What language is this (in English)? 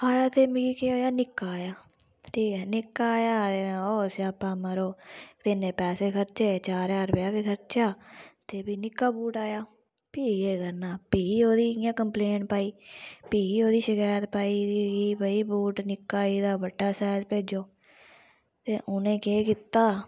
Dogri